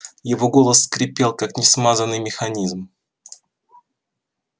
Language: Russian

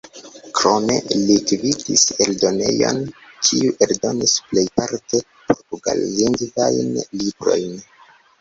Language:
Esperanto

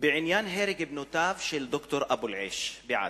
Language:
Hebrew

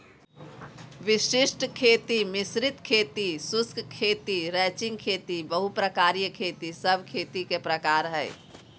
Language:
Magahi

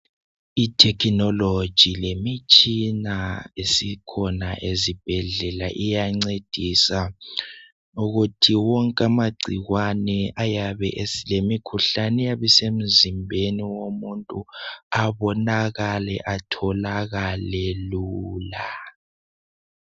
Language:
North Ndebele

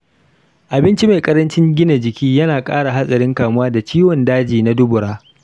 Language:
Hausa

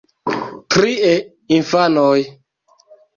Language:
Esperanto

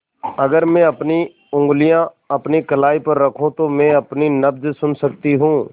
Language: Hindi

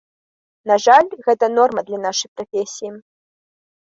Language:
Belarusian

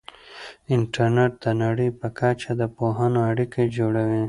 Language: Pashto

